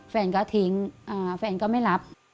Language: Thai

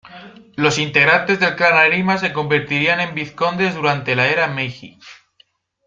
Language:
Spanish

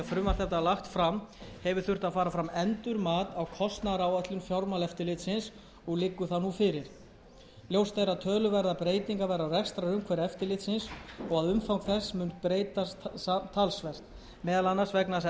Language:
Icelandic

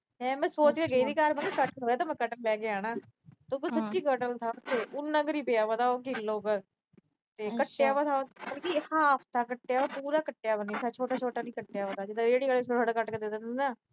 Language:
Punjabi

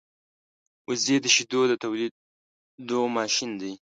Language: Pashto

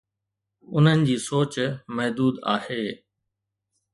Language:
Sindhi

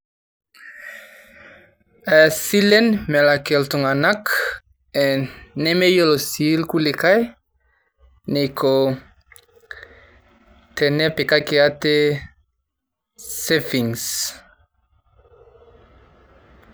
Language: Masai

